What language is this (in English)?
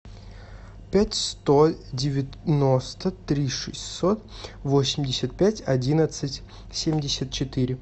Russian